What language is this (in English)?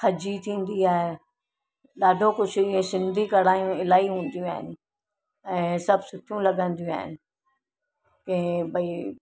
Sindhi